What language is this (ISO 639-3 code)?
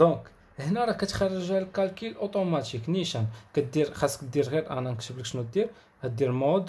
ara